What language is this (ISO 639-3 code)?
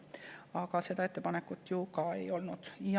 est